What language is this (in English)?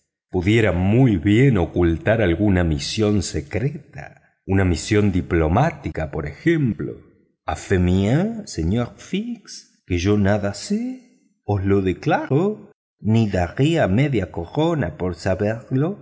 Spanish